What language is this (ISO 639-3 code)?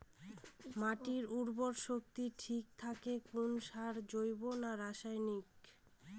ben